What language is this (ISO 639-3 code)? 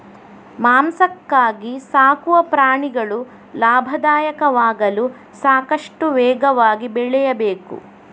kan